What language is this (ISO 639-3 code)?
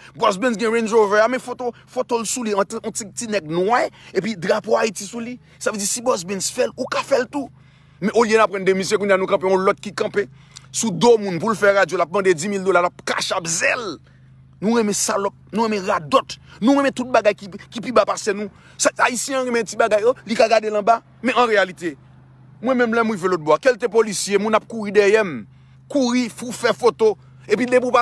fra